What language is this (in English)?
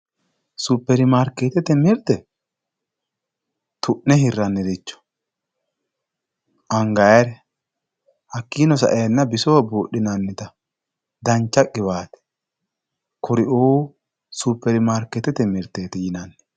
Sidamo